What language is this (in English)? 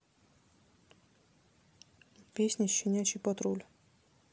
Russian